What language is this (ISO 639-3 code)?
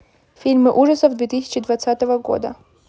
rus